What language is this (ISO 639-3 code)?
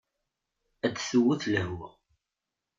kab